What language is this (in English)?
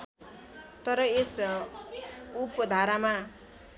Nepali